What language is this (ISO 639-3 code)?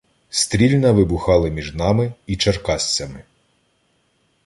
ukr